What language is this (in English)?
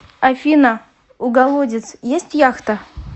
Russian